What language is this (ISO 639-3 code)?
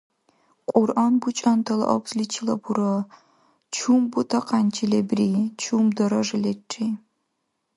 dar